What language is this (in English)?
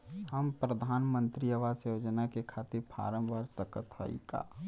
Bhojpuri